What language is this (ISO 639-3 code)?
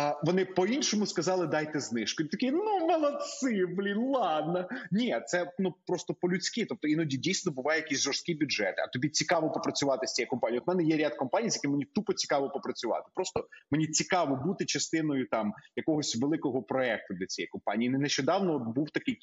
ukr